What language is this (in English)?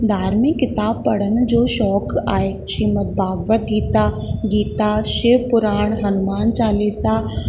Sindhi